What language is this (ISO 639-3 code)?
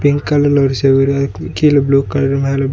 tam